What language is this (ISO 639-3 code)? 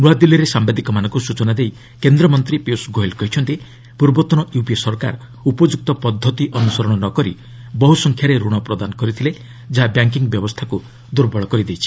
ori